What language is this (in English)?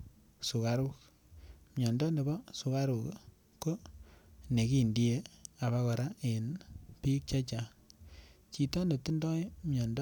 Kalenjin